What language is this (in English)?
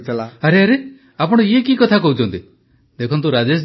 Odia